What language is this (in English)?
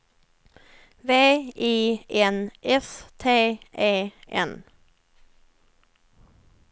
Swedish